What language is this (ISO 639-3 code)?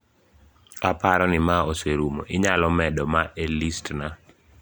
luo